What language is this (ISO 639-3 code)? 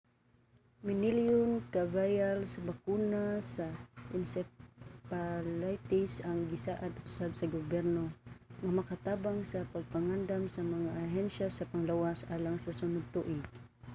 ceb